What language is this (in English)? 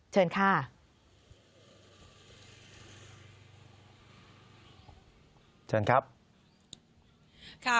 Thai